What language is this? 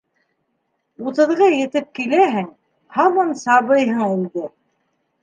Bashkir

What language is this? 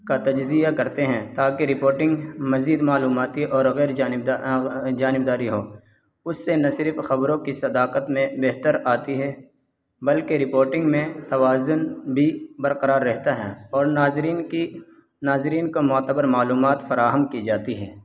Urdu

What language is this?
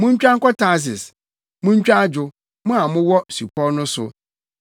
Akan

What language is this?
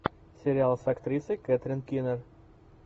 Russian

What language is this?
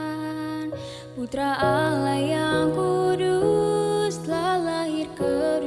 Indonesian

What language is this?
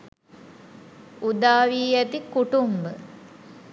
Sinhala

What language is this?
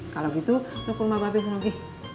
Indonesian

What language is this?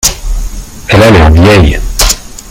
French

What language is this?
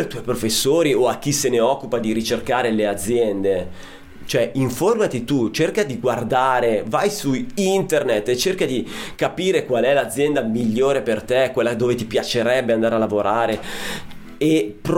Italian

